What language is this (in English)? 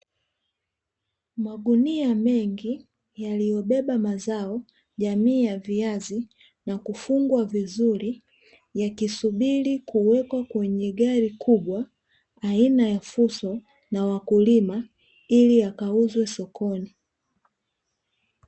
Swahili